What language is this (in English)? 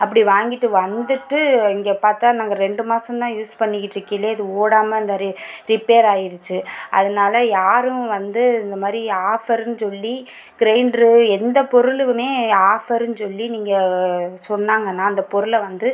Tamil